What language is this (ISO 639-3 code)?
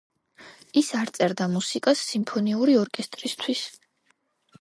kat